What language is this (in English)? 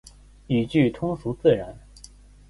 Chinese